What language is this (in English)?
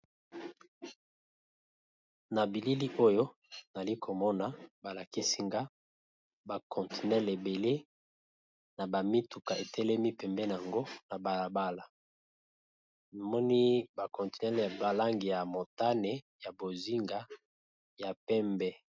Lingala